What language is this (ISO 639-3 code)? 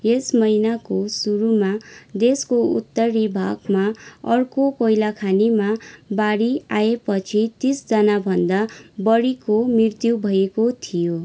nep